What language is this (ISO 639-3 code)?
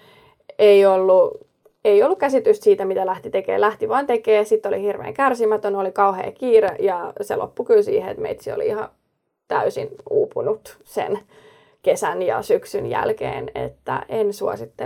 fin